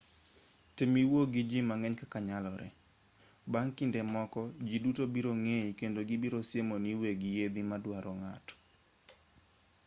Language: Luo (Kenya and Tanzania)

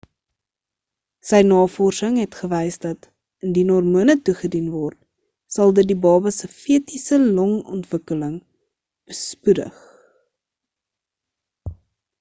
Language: Afrikaans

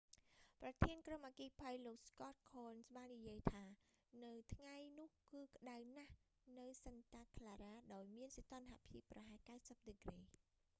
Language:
Khmer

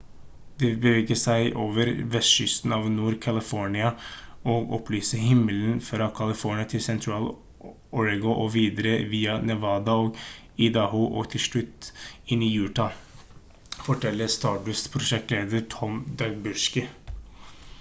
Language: Norwegian Bokmål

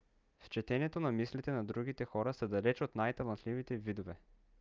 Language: Bulgarian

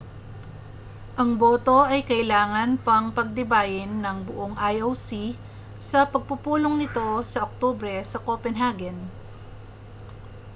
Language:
Filipino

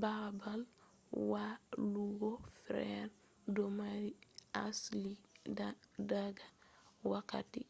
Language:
Fula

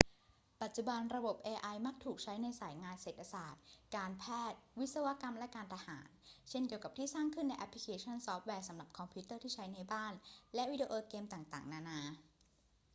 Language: Thai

